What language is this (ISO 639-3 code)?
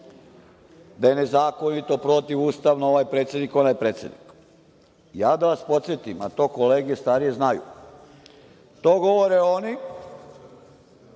srp